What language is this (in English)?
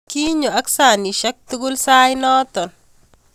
Kalenjin